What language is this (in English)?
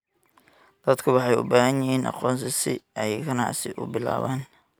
Somali